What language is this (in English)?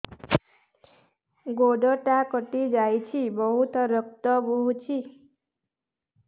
Odia